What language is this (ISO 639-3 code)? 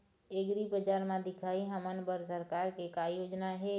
hne